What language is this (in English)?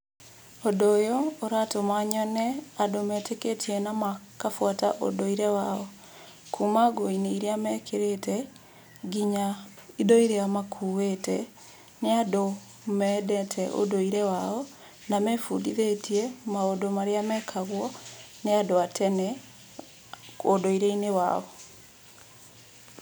Kikuyu